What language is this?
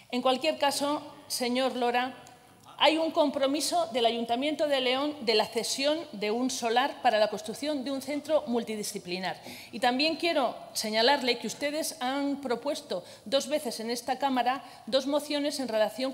Spanish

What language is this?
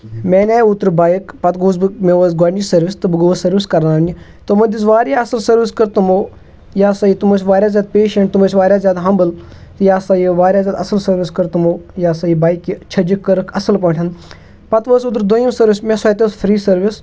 Kashmiri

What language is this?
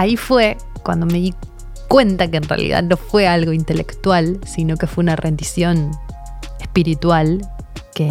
Spanish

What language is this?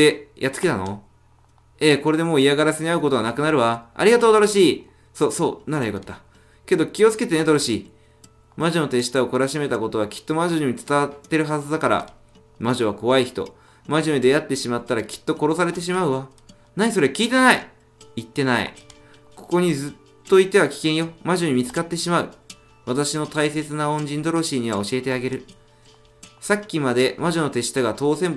Japanese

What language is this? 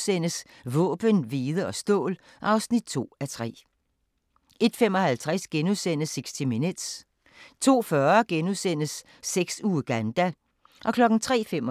Danish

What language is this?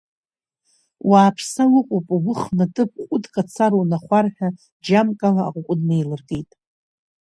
Abkhazian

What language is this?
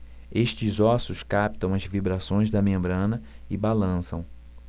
Portuguese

